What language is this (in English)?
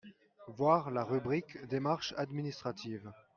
French